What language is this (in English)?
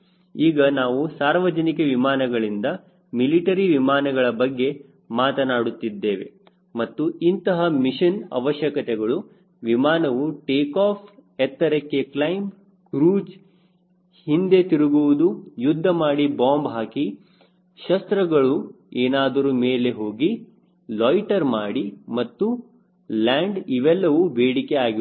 Kannada